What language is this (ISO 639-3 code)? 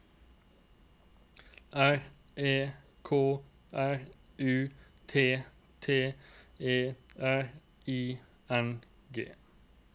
nor